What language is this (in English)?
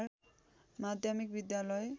Nepali